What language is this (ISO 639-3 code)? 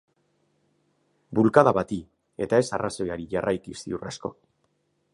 eus